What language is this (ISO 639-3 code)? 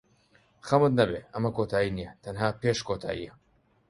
ckb